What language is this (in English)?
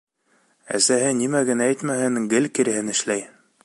Bashkir